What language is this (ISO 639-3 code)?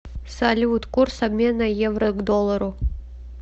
rus